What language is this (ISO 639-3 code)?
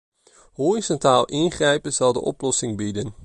nld